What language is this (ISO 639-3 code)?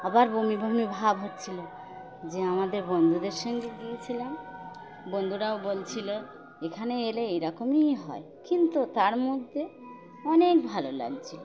ben